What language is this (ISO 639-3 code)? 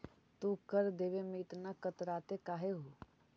mag